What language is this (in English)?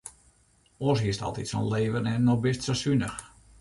Western Frisian